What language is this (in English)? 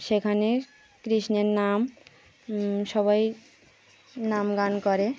Bangla